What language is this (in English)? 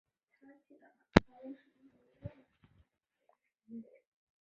Chinese